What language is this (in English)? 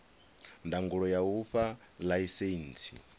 Venda